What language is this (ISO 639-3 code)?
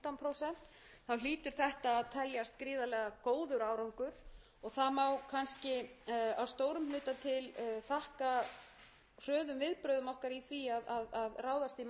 isl